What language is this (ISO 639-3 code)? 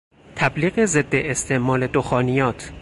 fas